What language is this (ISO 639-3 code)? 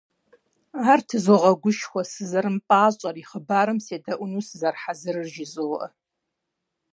kbd